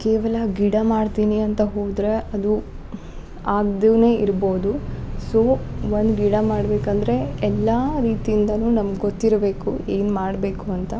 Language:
Kannada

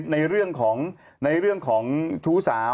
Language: Thai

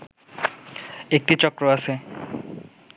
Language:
Bangla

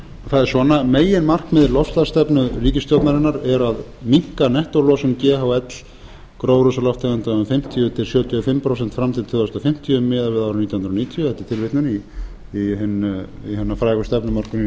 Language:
Icelandic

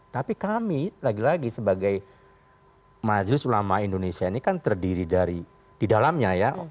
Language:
Indonesian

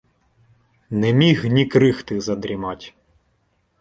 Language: Ukrainian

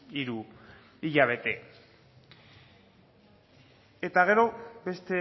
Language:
Basque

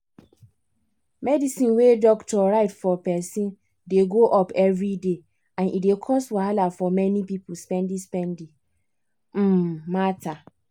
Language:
Nigerian Pidgin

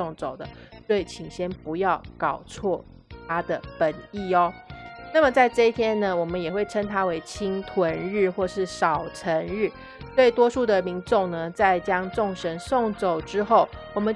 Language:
Chinese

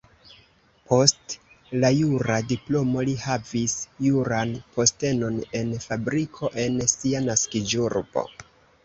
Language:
Esperanto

